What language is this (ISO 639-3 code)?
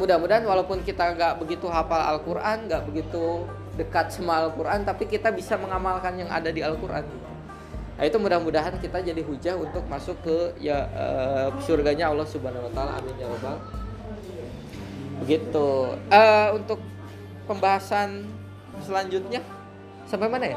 ind